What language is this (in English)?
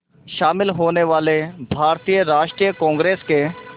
Hindi